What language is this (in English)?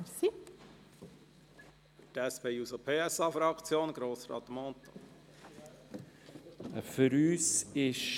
Swiss German